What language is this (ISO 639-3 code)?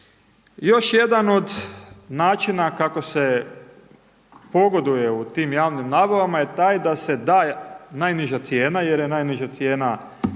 hrv